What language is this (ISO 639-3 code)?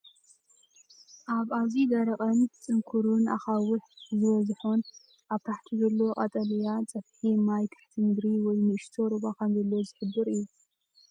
tir